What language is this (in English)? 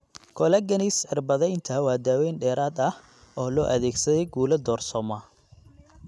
Somali